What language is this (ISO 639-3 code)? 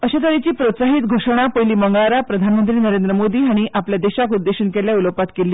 kok